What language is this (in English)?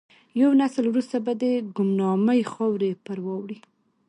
Pashto